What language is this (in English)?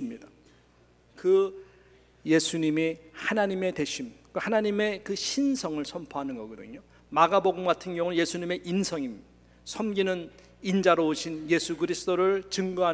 Korean